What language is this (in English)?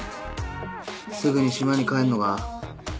Japanese